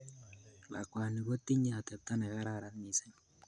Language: Kalenjin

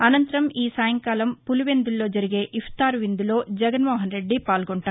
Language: Telugu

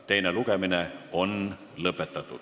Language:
Estonian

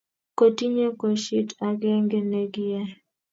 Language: Kalenjin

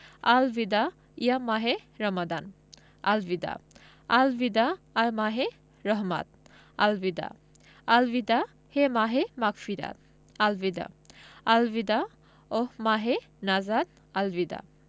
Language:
Bangla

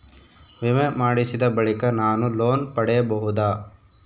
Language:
Kannada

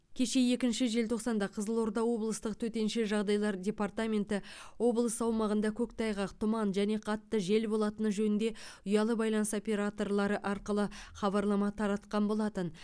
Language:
Kazakh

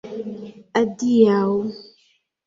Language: Esperanto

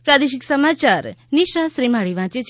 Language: Gujarati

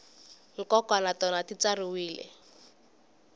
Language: Tsonga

